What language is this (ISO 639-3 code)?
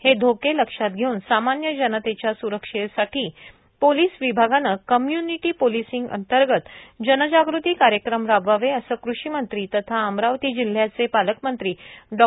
mar